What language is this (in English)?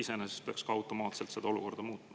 Estonian